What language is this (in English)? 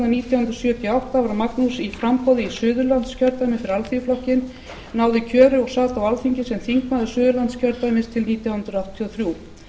Icelandic